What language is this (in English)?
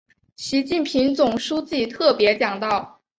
Chinese